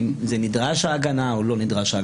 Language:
Hebrew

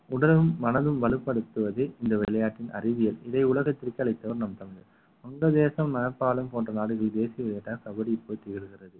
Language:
Tamil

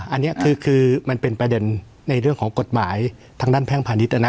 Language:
Thai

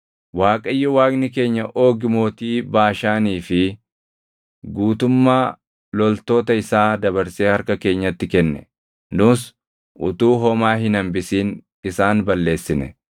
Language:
Oromo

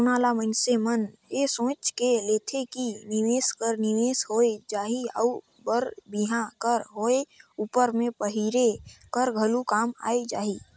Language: Chhattisgarhi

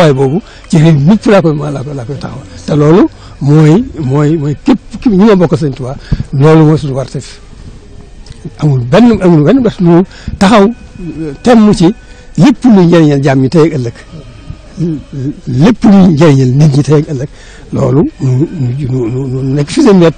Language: Arabic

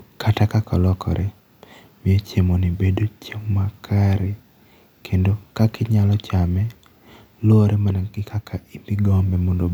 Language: Luo (Kenya and Tanzania)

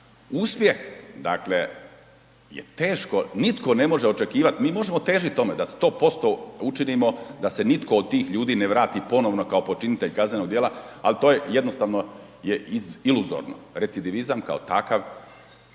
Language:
Croatian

